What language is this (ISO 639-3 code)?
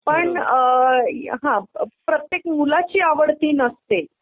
mar